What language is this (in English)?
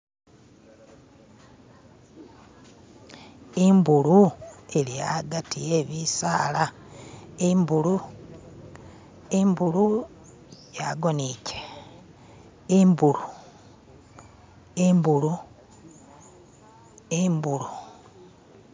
Masaaba